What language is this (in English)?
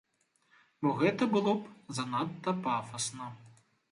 Belarusian